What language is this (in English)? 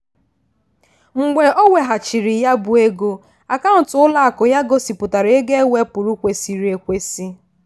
Igbo